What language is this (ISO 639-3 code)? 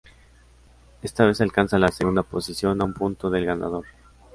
spa